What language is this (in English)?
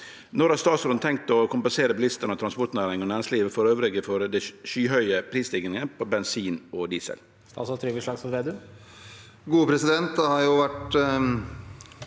Norwegian